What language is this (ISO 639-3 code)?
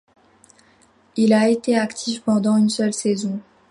fra